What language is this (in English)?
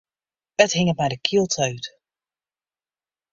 Western Frisian